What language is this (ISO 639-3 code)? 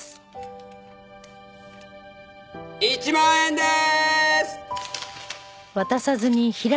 jpn